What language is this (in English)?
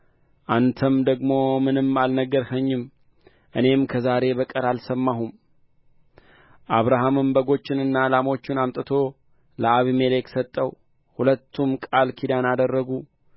Amharic